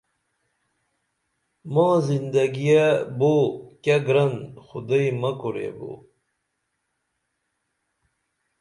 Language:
Dameli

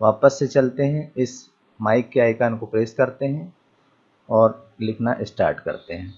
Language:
Hindi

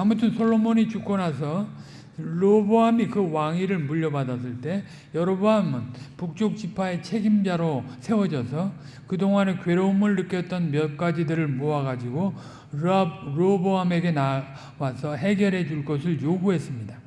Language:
Korean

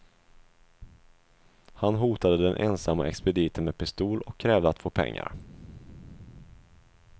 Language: Swedish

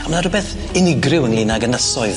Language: Welsh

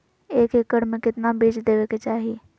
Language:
Magahi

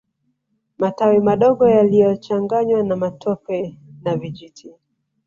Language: Swahili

